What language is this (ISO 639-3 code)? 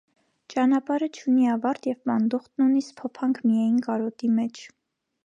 hye